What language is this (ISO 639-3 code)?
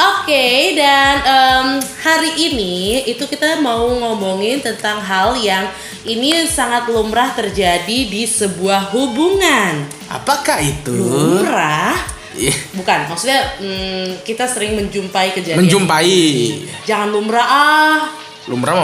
ind